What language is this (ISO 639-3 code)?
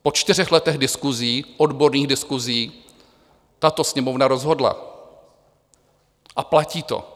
ces